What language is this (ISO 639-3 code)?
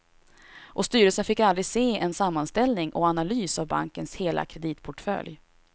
swe